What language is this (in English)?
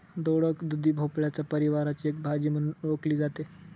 Marathi